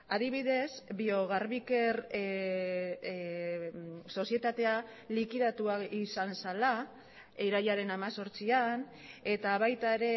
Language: Basque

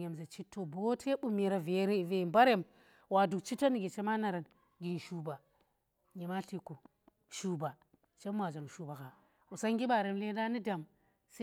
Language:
Tera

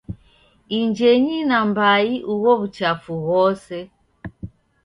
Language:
Taita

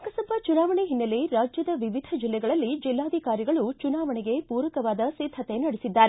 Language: Kannada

